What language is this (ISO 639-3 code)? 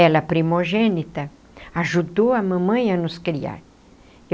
por